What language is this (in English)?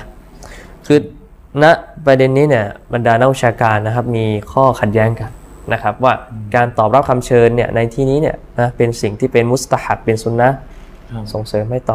Thai